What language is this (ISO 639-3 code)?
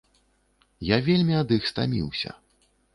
bel